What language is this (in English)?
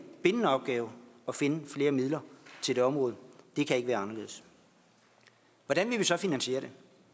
Danish